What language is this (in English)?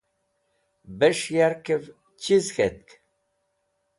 Wakhi